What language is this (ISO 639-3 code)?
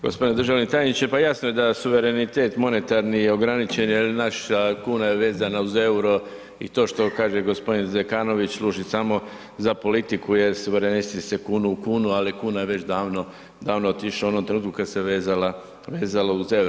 hrv